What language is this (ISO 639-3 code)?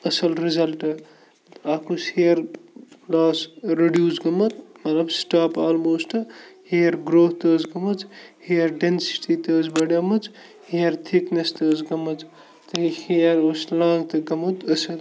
kas